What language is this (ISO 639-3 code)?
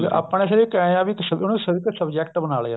pan